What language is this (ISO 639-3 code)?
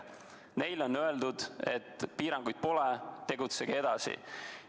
est